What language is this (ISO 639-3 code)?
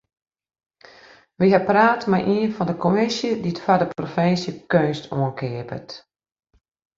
fry